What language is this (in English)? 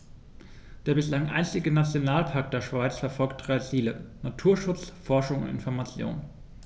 German